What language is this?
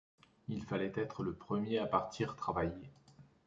French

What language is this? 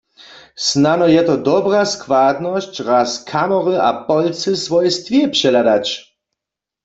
Upper Sorbian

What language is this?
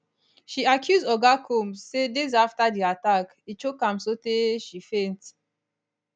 Nigerian Pidgin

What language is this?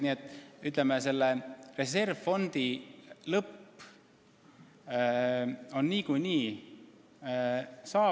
Estonian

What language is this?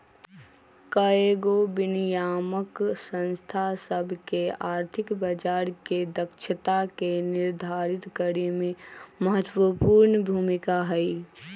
Magahi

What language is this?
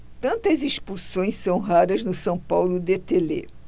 Portuguese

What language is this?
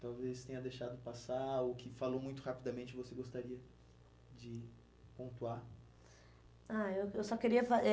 Portuguese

